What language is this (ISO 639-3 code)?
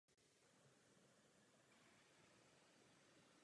ces